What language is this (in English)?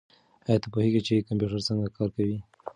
Pashto